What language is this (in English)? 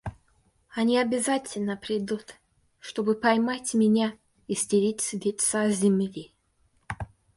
Russian